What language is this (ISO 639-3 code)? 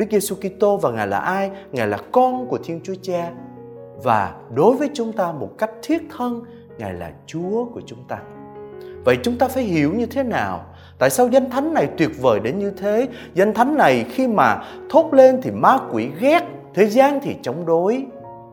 vie